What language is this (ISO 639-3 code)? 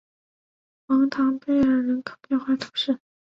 zho